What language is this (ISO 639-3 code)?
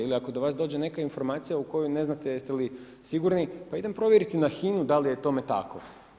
hrv